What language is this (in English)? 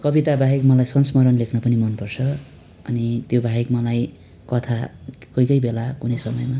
Nepali